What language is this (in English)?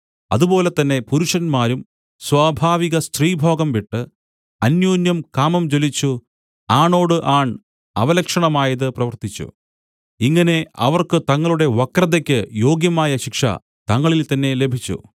Malayalam